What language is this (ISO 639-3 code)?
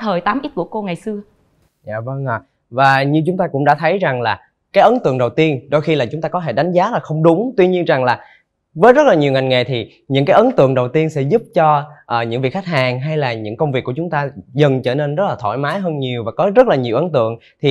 vie